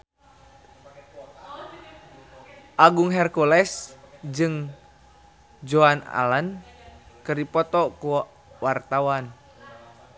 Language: Sundanese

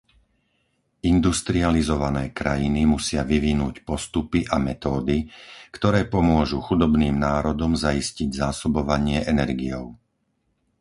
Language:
Slovak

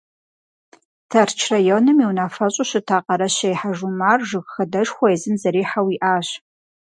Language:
Kabardian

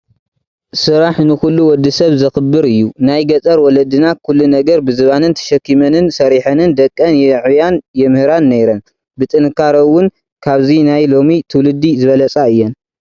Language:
Tigrinya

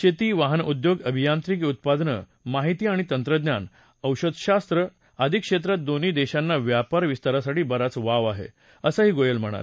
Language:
Marathi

